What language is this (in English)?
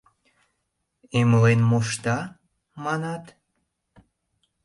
Mari